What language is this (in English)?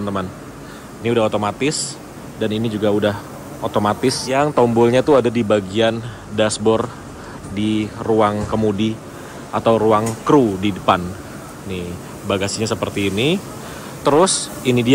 Indonesian